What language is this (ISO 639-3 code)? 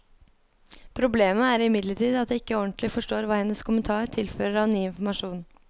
nor